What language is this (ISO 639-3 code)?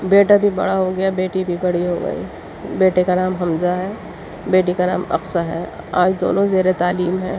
urd